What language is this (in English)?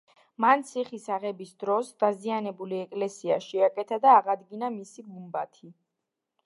Georgian